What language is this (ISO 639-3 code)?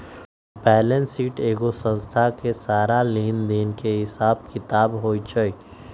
mag